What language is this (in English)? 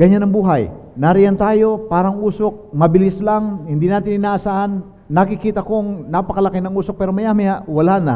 Filipino